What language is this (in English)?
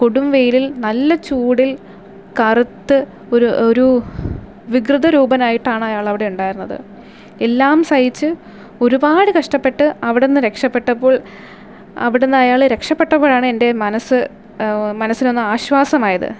Malayalam